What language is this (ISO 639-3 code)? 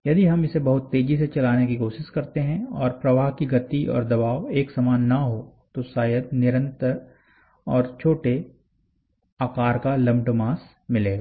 hin